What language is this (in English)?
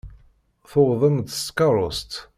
Kabyle